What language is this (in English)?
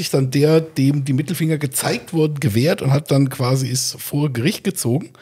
German